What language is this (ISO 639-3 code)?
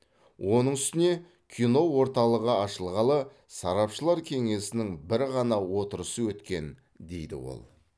kaz